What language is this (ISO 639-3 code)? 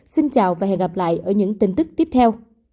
vie